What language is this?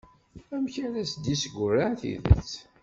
Kabyle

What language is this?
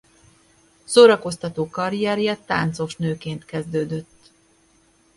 Hungarian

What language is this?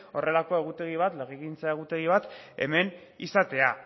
Basque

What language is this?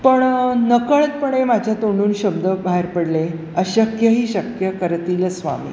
Marathi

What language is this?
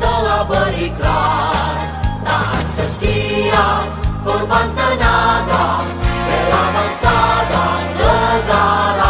Malay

